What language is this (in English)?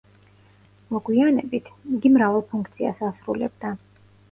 Georgian